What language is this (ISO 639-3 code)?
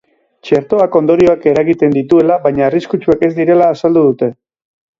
eus